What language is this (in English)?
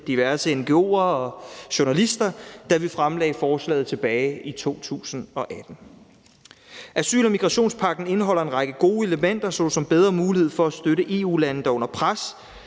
Danish